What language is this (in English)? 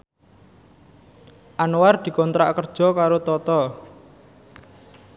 Javanese